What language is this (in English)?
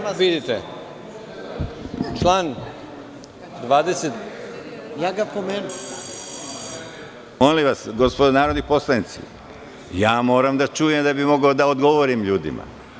Serbian